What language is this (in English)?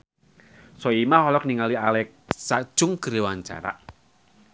Sundanese